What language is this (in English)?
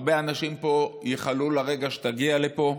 Hebrew